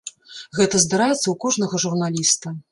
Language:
Belarusian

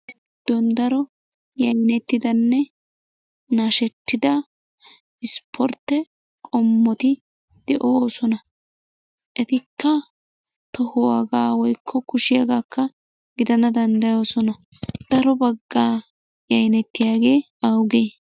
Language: Wolaytta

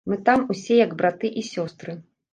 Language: Belarusian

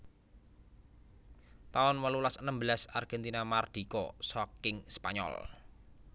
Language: Javanese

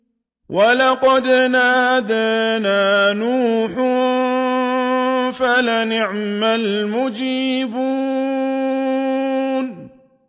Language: Arabic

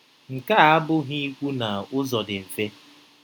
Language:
Igbo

